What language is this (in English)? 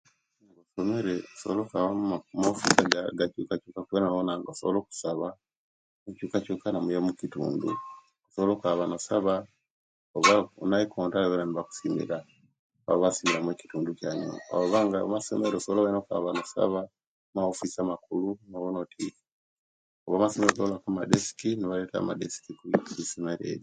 Kenyi